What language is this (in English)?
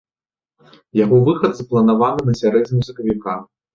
Belarusian